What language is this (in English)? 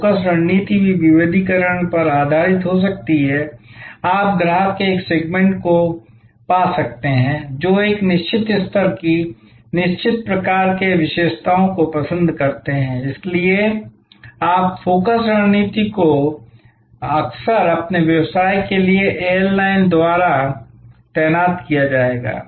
Hindi